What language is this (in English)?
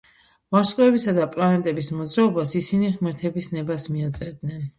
Georgian